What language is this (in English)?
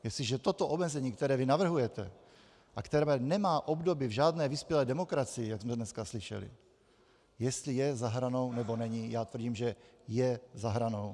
Czech